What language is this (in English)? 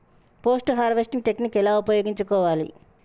Telugu